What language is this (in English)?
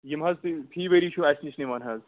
Kashmiri